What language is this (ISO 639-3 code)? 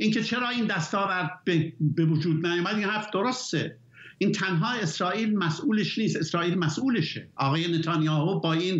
fas